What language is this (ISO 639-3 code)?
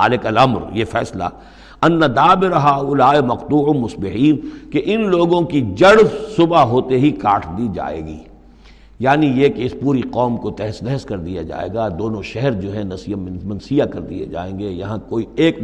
urd